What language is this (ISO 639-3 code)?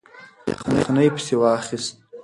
pus